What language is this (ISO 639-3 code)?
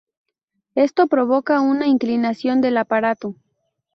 spa